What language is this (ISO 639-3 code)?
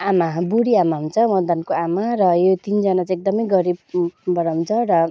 nep